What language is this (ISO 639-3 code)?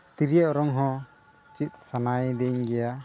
sat